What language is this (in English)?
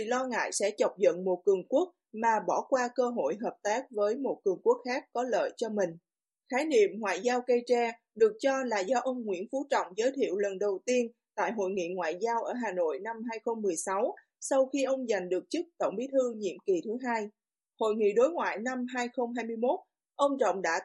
Vietnamese